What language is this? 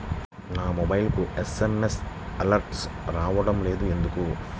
Telugu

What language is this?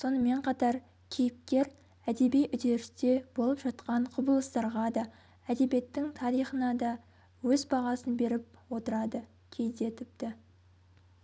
Kazakh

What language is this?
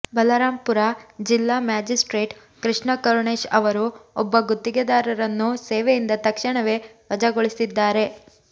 Kannada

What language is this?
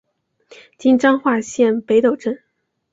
Chinese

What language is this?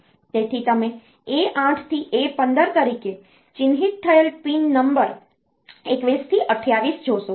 Gujarati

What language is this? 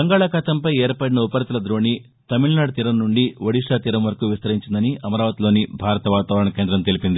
Telugu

